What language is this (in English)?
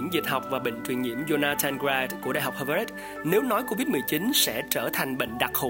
Vietnamese